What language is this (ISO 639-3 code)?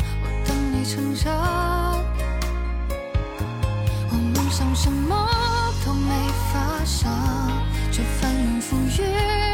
zho